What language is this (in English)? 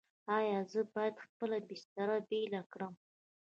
Pashto